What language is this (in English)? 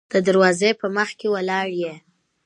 Pashto